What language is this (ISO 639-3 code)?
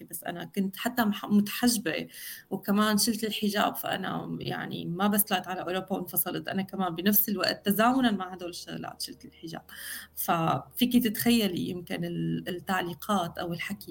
ara